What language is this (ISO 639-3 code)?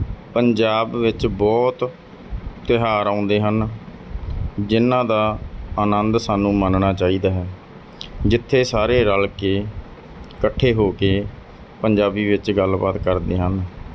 pan